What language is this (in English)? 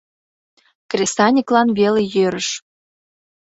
Mari